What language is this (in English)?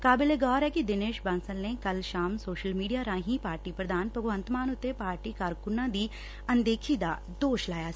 Punjabi